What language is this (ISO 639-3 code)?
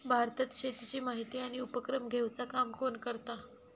mar